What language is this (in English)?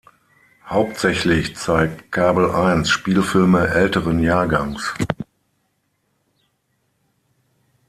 German